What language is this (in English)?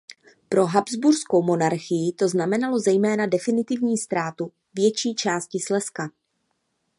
Czech